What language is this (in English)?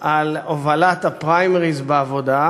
Hebrew